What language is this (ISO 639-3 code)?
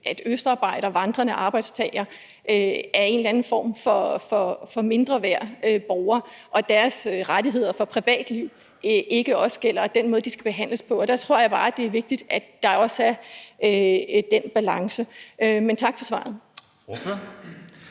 dan